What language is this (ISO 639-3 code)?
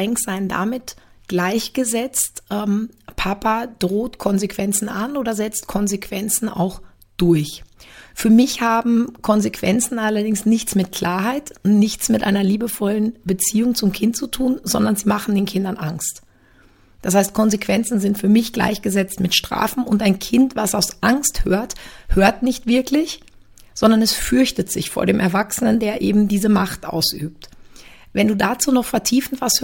deu